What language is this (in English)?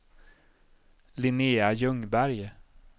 Swedish